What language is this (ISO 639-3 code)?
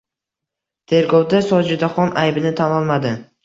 uzb